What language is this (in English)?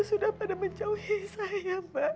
Indonesian